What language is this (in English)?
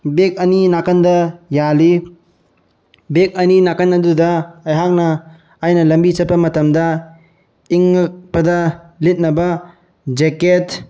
Manipuri